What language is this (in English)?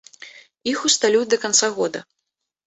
Belarusian